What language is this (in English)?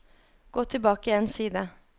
Norwegian